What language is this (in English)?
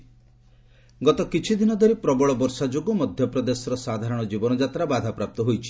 Odia